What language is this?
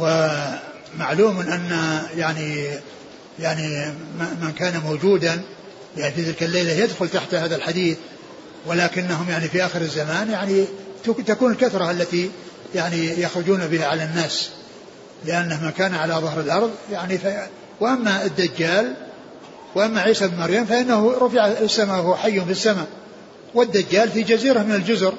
Arabic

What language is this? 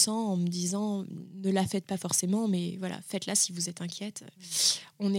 French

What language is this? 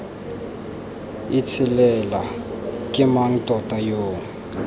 Tswana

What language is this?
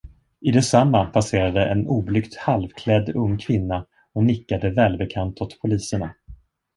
Swedish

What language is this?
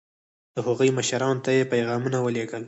Pashto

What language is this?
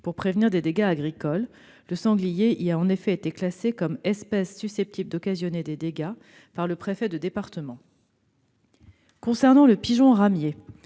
French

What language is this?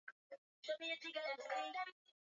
Swahili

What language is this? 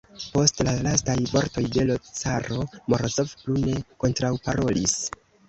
Esperanto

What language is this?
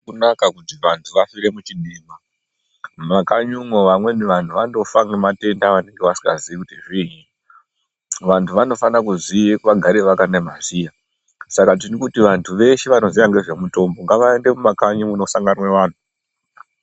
Ndau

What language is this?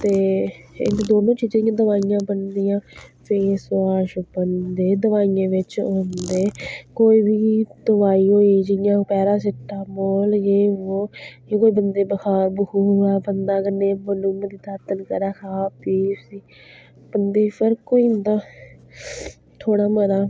Dogri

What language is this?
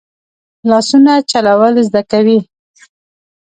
Pashto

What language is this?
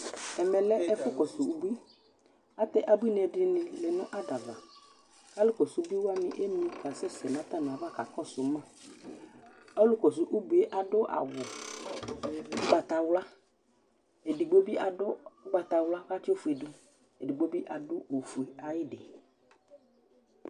Ikposo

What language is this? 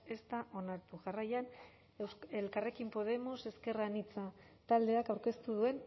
Basque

